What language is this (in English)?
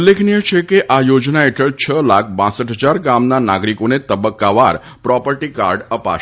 Gujarati